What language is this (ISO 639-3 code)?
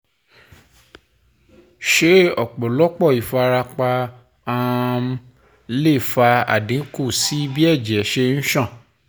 yor